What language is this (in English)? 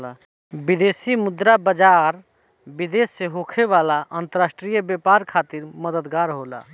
Bhojpuri